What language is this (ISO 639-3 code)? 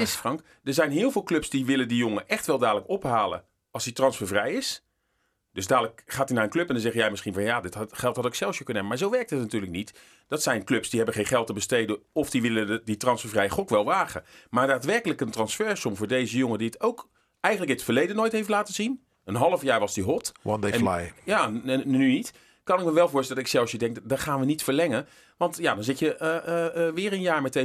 nld